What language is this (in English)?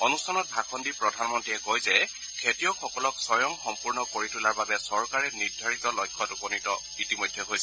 Assamese